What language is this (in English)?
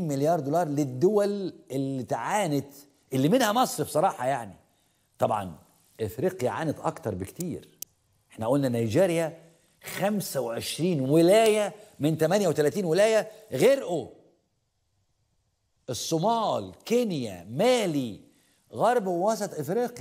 Arabic